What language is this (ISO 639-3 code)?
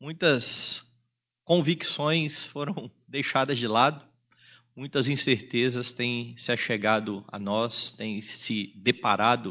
por